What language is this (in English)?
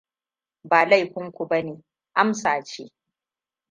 Hausa